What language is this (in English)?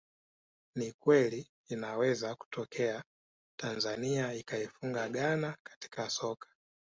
Swahili